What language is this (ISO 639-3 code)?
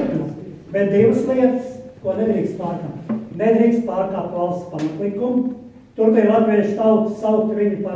por